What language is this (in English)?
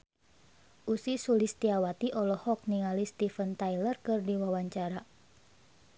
Sundanese